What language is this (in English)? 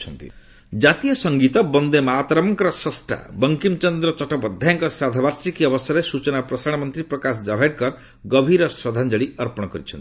Odia